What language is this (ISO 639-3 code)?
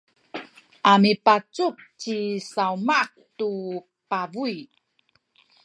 szy